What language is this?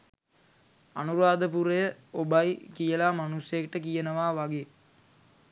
Sinhala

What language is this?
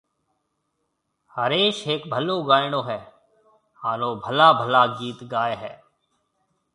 Marwari (Pakistan)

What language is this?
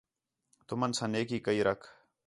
Khetrani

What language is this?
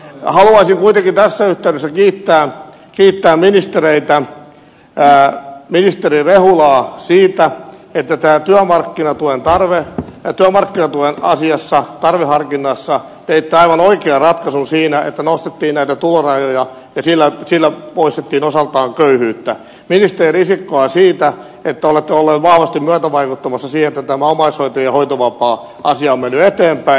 Finnish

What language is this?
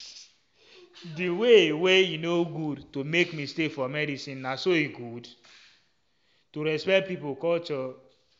Nigerian Pidgin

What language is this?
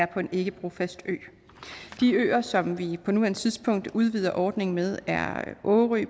Danish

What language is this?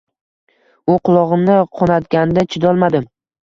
Uzbek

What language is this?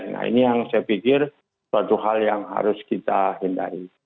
Indonesian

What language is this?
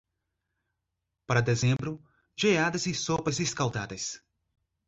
Portuguese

